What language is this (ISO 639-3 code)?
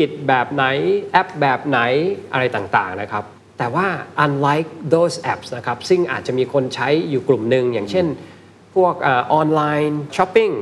tha